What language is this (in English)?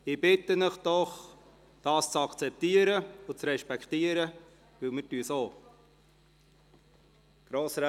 Swiss German